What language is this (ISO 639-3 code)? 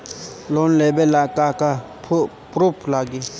bho